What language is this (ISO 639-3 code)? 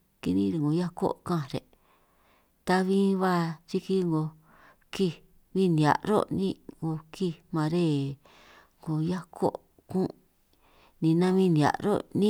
trq